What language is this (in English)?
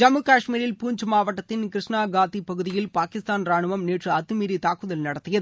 Tamil